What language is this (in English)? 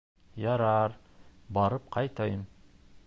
Bashkir